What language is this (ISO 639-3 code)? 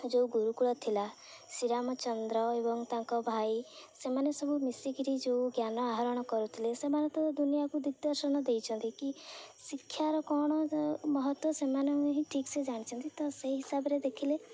ori